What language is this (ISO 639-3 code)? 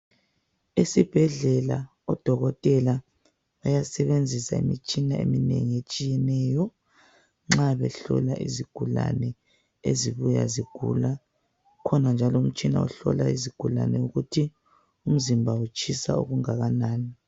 nde